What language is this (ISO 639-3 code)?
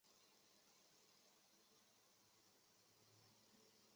zho